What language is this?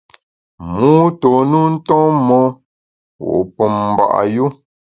Bamun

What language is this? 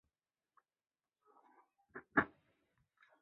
Chinese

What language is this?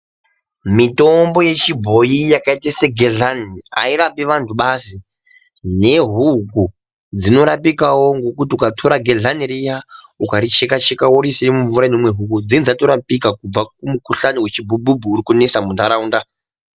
Ndau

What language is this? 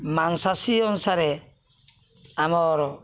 Odia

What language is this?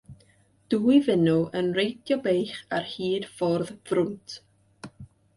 Welsh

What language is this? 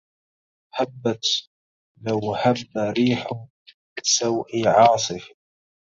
Arabic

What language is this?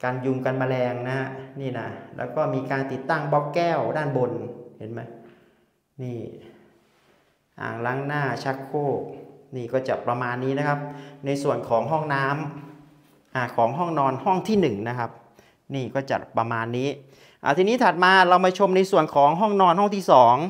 Thai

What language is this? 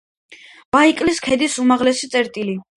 Georgian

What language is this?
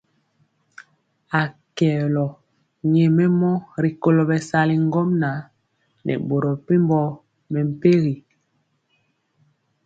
Mpiemo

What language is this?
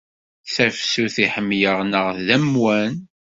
Kabyle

